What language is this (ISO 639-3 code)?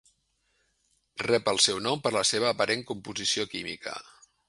cat